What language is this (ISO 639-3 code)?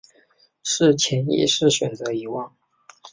zho